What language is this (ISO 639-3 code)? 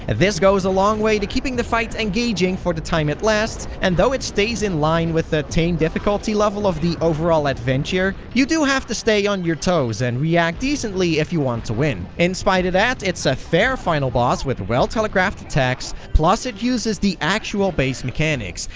eng